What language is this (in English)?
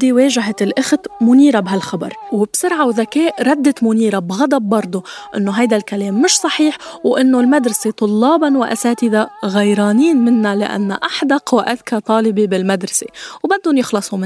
Arabic